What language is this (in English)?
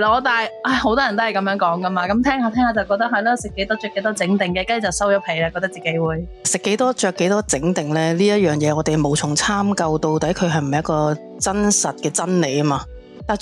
Chinese